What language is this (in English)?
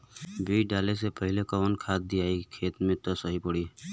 Bhojpuri